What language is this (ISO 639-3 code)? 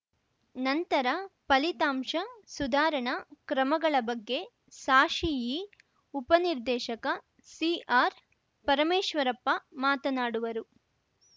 kan